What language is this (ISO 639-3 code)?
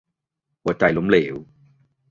tha